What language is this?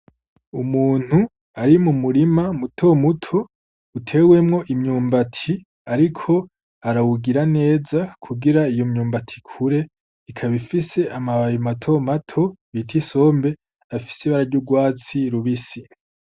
Rundi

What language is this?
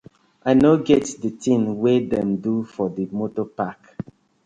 Nigerian Pidgin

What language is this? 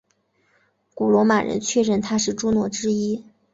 Chinese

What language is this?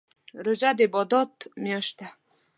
Pashto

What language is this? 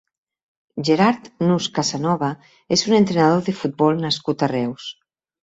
Catalan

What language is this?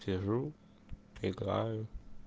Russian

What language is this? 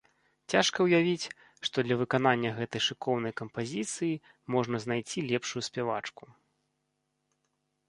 Belarusian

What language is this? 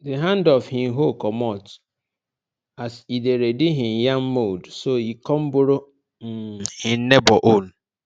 Nigerian Pidgin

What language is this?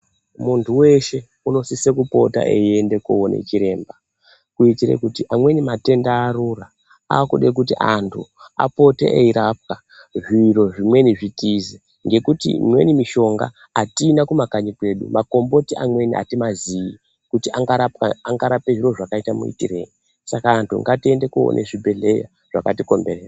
Ndau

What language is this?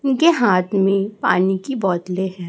Hindi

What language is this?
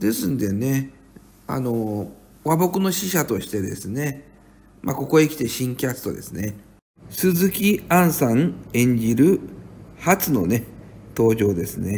Japanese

